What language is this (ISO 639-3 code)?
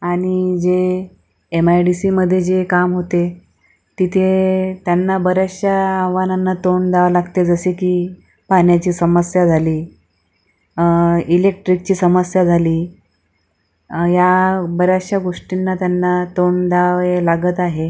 mar